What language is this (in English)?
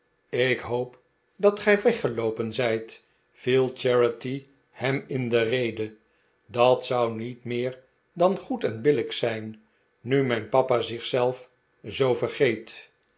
Dutch